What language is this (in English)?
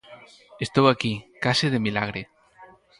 Galician